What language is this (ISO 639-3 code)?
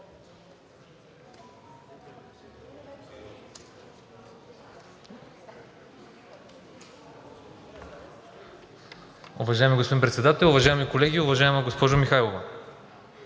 bul